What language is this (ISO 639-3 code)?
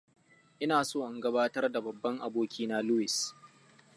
hau